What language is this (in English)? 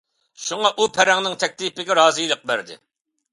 Uyghur